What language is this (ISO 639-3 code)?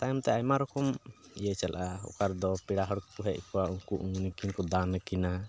sat